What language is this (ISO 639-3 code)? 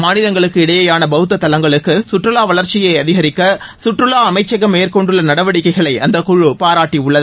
tam